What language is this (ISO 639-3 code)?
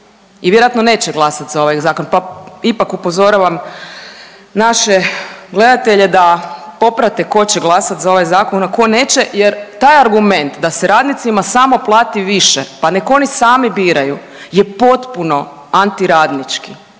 hrv